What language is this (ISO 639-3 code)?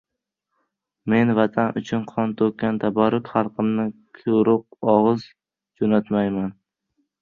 uzb